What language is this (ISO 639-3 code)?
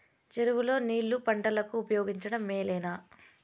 tel